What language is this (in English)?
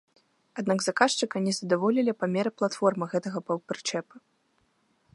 Belarusian